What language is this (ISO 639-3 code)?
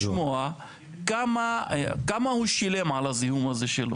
heb